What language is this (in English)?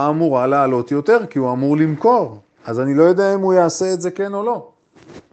Hebrew